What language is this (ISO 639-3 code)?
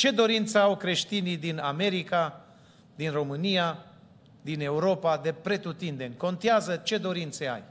ron